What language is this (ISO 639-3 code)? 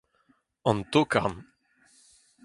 bre